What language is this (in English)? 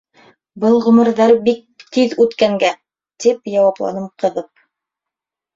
Bashkir